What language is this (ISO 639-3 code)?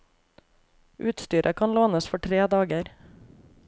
nor